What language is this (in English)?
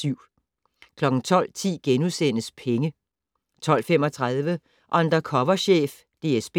Danish